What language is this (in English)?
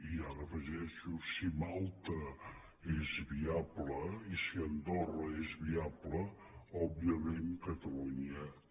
Catalan